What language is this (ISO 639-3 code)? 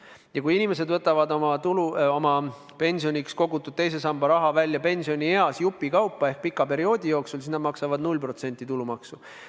est